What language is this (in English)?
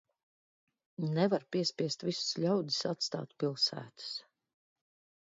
Latvian